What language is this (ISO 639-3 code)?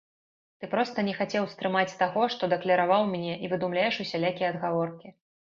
bel